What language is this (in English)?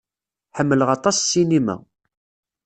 Kabyle